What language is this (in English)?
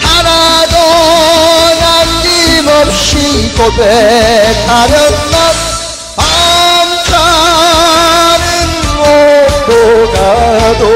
Korean